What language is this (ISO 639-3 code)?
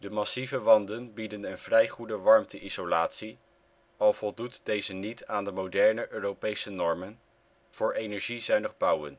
nld